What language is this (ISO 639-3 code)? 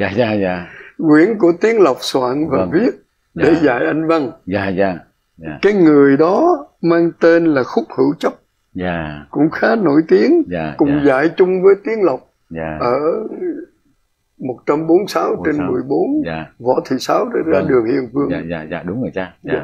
vie